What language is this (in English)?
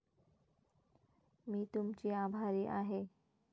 Marathi